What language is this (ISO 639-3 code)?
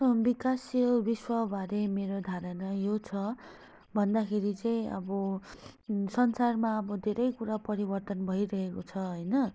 nep